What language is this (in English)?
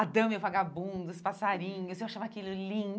Portuguese